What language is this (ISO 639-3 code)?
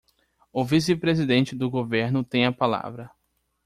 por